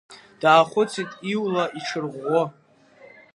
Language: Abkhazian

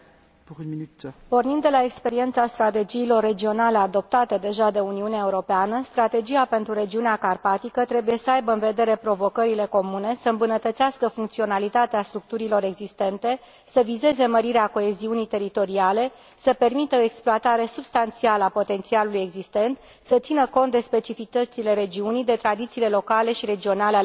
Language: Romanian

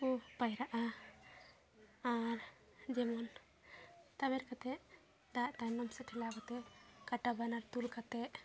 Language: Santali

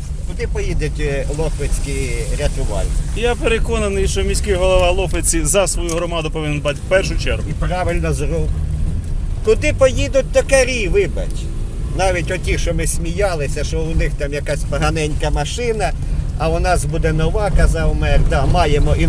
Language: Ukrainian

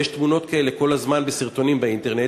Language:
Hebrew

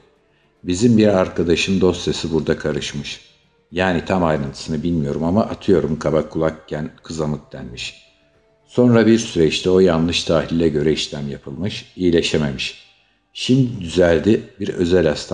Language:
Turkish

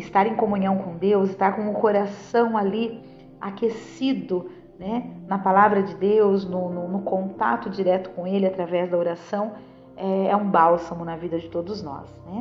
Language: Portuguese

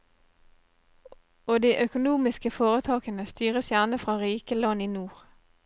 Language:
Norwegian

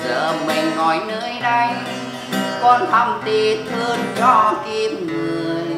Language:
Vietnamese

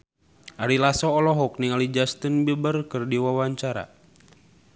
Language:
Sundanese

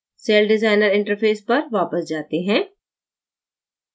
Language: Hindi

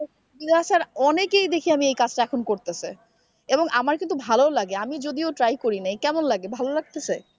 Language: Bangla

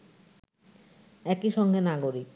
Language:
Bangla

